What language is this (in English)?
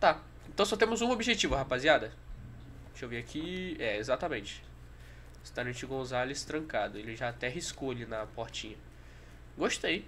Portuguese